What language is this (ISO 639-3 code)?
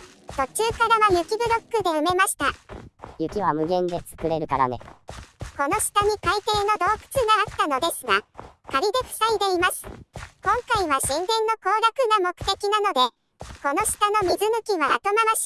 jpn